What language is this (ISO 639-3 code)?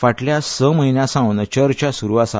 kok